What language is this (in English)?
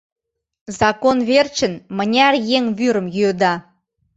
Mari